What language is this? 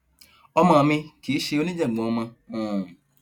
Yoruba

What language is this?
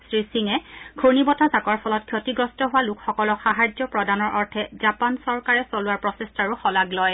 Assamese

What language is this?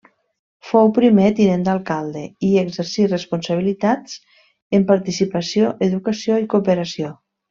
Catalan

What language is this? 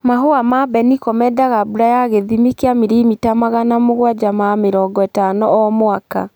Kikuyu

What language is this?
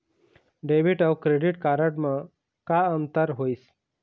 Chhattisgarhi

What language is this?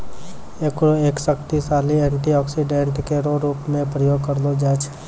Maithili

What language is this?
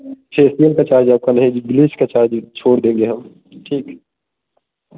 Hindi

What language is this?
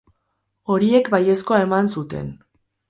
Basque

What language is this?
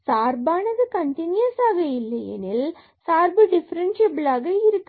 Tamil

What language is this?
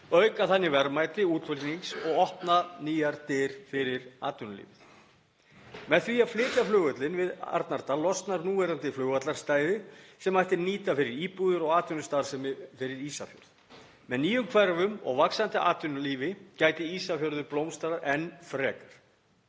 Icelandic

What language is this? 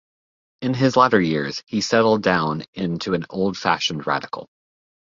English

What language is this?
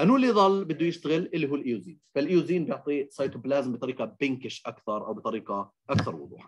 Arabic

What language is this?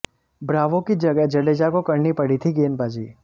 Hindi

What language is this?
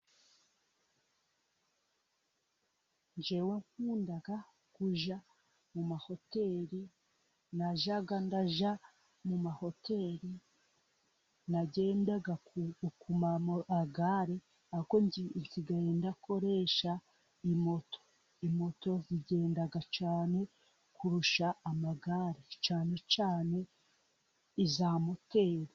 Kinyarwanda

